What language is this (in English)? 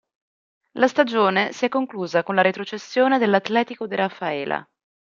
Italian